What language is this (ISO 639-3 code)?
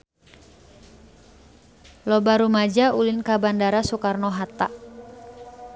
sun